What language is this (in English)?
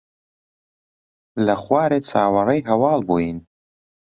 Central Kurdish